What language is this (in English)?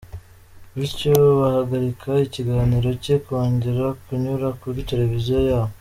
Kinyarwanda